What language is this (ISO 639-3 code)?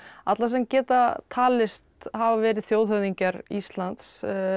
isl